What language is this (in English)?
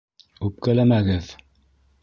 Bashkir